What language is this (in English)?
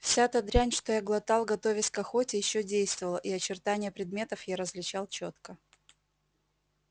Russian